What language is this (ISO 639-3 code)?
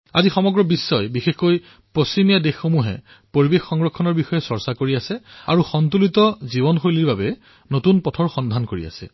asm